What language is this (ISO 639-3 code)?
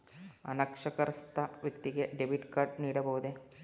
kan